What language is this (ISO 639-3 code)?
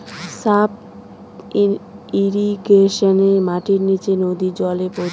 ben